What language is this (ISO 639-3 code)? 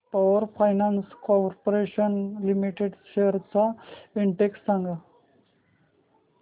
mar